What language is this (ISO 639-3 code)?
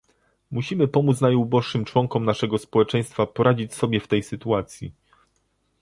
pol